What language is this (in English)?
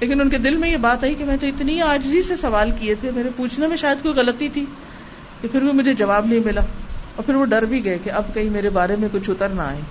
Urdu